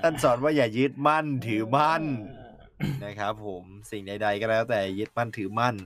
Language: Thai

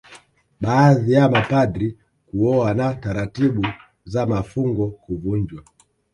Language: Swahili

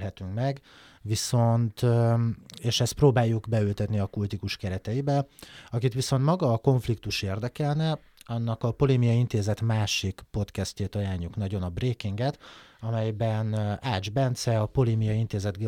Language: Hungarian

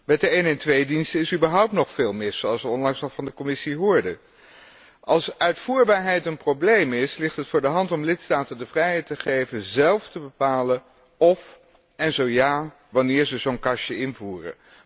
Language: Dutch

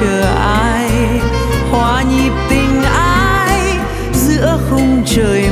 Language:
Vietnamese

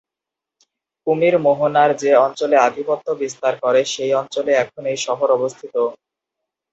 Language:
Bangla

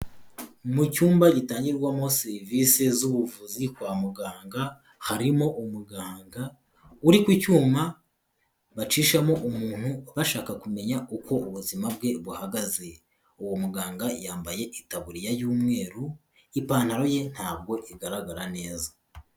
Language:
Kinyarwanda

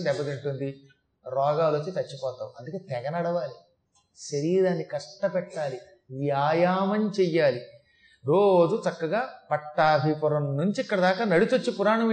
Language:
Telugu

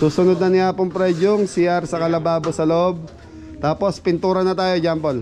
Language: Filipino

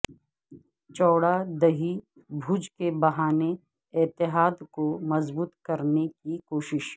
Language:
Urdu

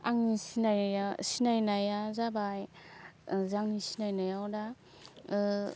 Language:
Bodo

